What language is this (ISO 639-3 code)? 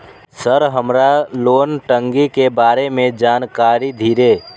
mai